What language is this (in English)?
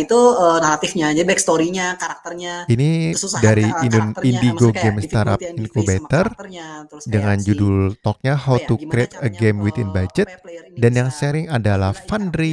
Indonesian